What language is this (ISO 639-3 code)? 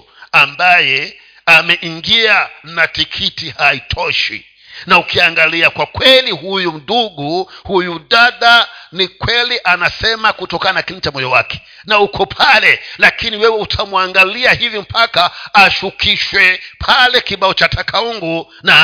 swa